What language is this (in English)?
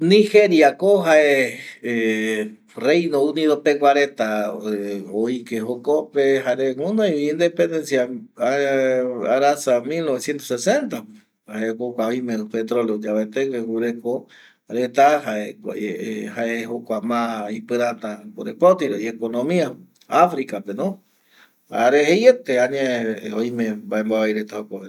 Eastern Bolivian Guaraní